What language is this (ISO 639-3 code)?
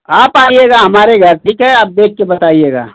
hin